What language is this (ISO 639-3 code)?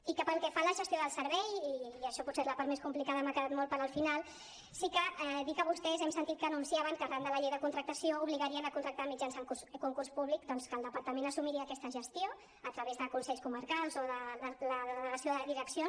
cat